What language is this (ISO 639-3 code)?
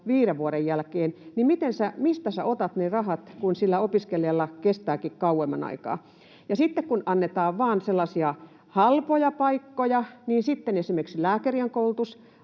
fin